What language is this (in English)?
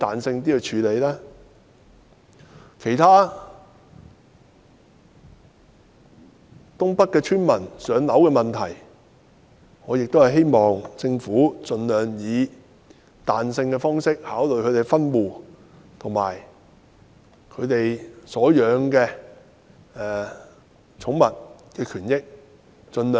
Cantonese